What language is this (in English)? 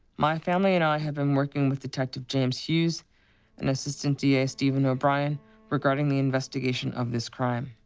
English